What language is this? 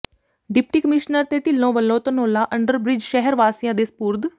Punjabi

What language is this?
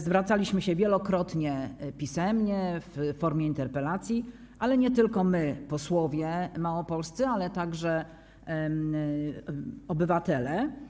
Polish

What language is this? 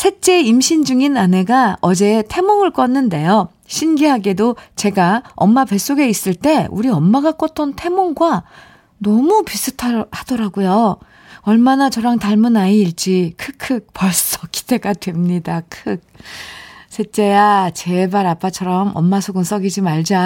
Korean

